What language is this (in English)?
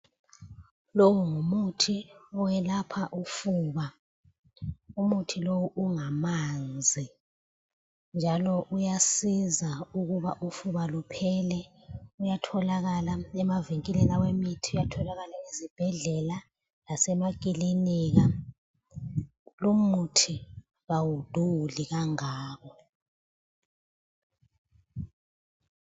North Ndebele